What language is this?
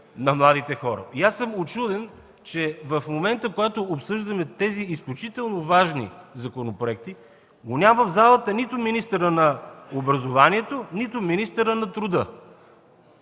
Bulgarian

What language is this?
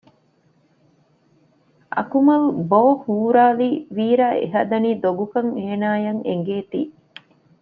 Divehi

